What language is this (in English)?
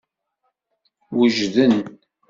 Kabyle